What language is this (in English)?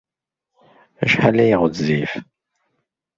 Kabyle